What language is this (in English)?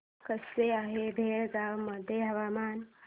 Marathi